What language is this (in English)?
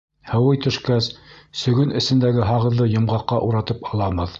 Bashkir